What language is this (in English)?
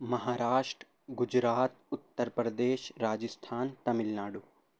Urdu